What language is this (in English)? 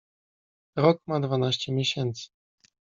Polish